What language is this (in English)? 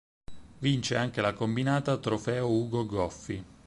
Italian